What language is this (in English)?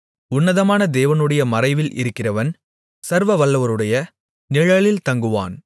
Tamil